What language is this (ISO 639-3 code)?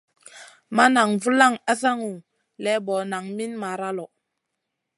mcn